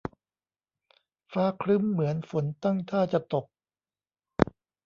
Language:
Thai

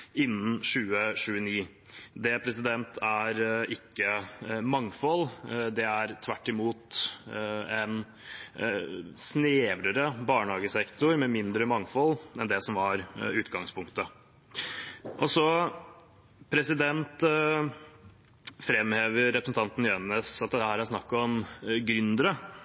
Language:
Norwegian Bokmål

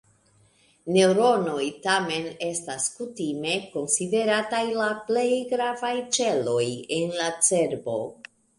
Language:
Esperanto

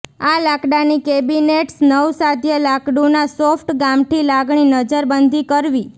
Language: Gujarati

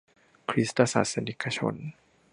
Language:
Thai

